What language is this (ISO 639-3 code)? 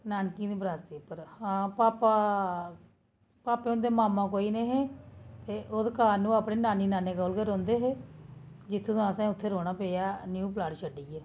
doi